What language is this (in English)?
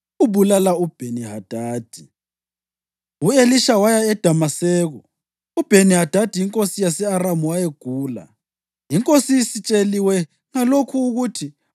North Ndebele